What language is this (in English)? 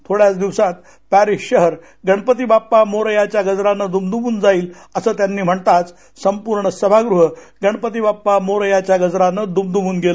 Marathi